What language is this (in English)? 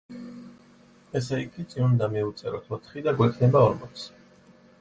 Georgian